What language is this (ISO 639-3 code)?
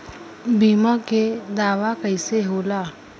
bho